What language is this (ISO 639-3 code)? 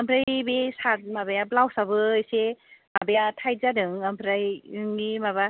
brx